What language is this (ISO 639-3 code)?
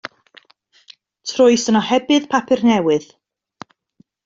cym